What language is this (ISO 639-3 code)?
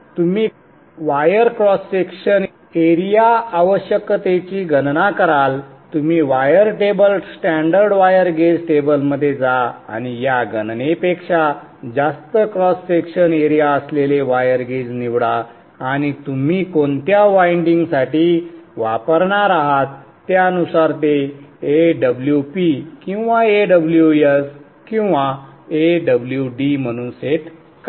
mar